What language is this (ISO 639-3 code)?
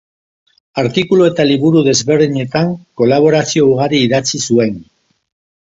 eus